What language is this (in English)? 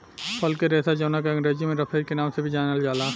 Bhojpuri